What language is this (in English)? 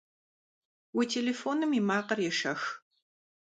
Kabardian